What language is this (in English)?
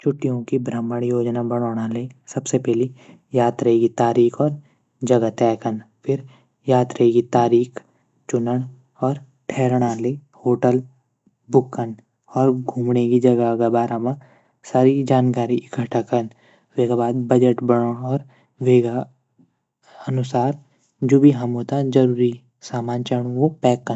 Garhwali